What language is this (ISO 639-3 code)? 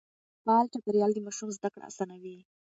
pus